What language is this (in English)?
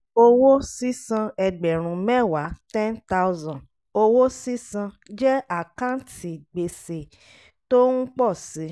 Yoruba